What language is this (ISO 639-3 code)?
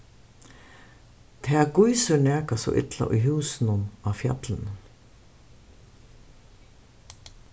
fao